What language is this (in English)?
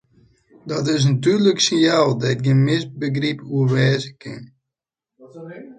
Western Frisian